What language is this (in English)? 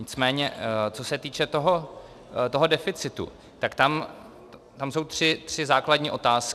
Czech